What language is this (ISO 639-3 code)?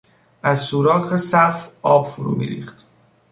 fas